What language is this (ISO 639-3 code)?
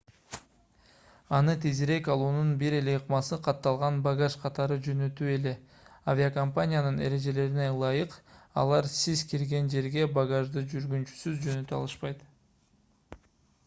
kir